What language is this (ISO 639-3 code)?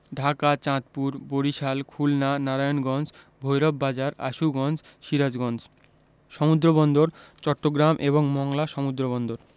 ben